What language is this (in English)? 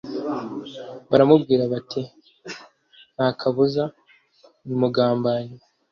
Kinyarwanda